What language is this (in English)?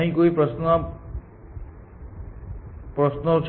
Gujarati